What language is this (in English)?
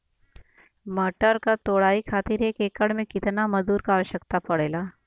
Bhojpuri